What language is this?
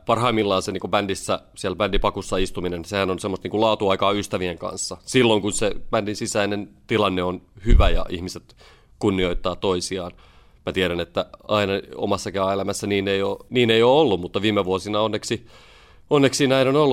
Finnish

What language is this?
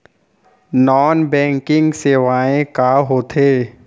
Chhattisgarhi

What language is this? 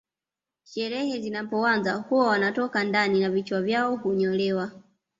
Swahili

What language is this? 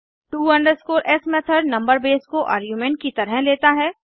Hindi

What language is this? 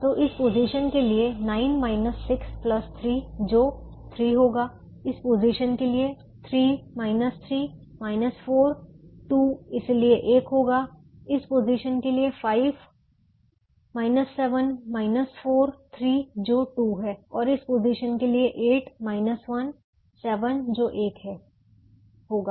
Hindi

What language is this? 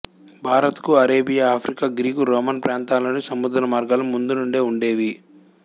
Telugu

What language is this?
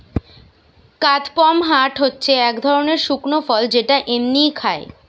Bangla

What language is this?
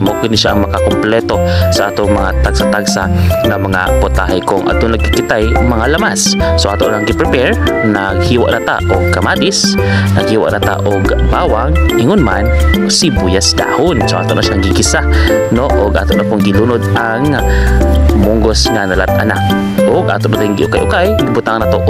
Filipino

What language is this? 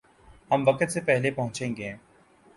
Urdu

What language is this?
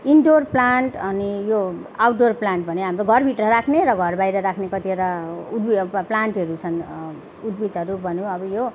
Nepali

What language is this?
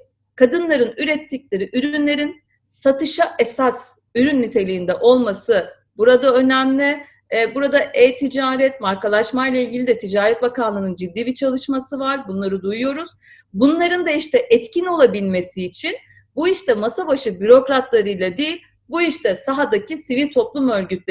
Turkish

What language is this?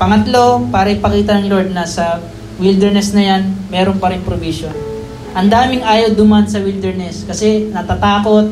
Filipino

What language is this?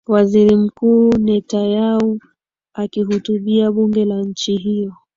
Swahili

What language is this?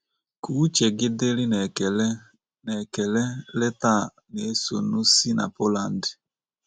Igbo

